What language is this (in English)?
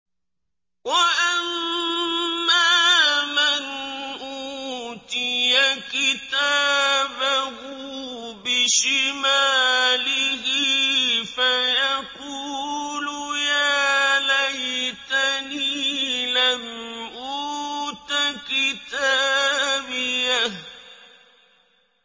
Arabic